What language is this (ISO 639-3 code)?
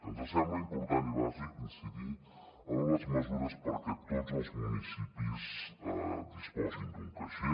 cat